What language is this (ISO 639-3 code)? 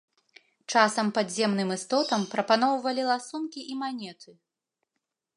bel